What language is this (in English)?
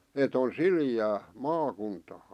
Finnish